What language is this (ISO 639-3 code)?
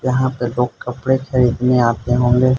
hin